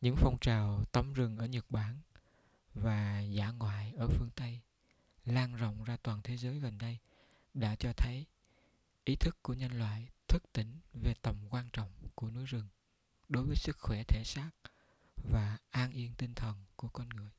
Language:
Vietnamese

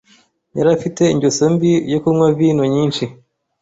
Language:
Kinyarwanda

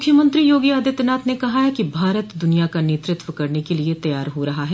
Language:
Hindi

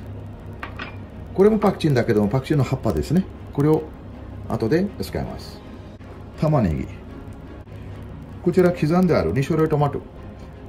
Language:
Japanese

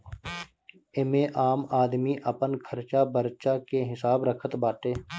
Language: Bhojpuri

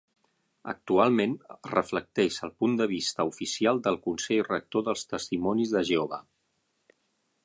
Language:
Catalan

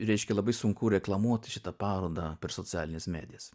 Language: Lithuanian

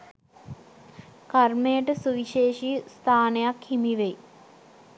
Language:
Sinhala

